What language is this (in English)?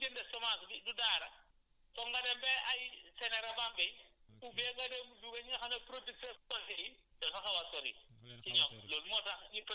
Wolof